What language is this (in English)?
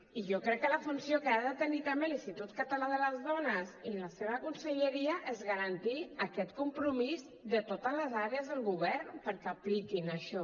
Catalan